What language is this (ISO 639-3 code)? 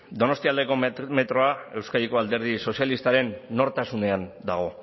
eus